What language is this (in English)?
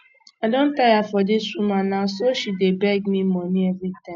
Nigerian Pidgin